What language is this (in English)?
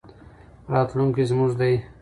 Pashto